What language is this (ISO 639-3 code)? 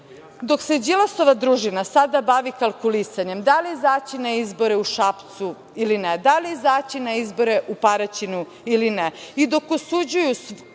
srp